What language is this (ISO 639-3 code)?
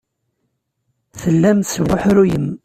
kab